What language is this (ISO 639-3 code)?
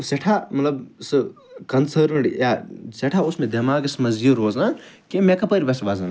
kas